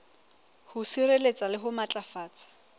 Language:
Southern Sotho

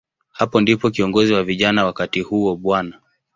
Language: Swahili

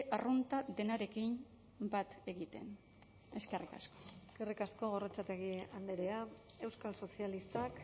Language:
Basque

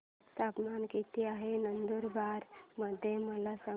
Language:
Marathi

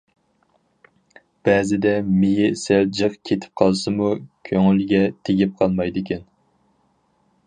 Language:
Uyghur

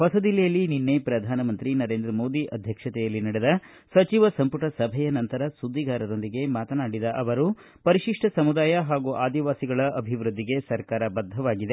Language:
Kannada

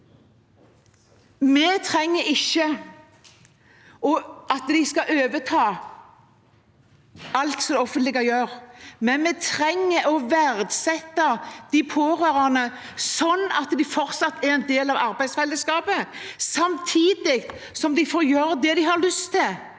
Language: Norwegian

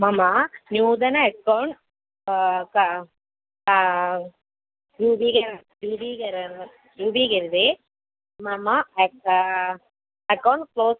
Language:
Sanskrit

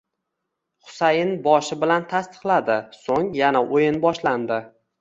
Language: Uzbek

